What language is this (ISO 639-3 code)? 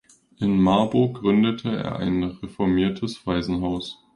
deu